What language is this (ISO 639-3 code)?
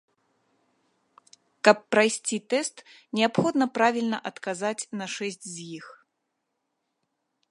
bel